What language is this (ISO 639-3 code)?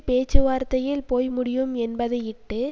tam